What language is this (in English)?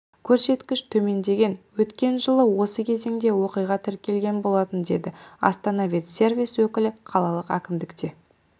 Kazakh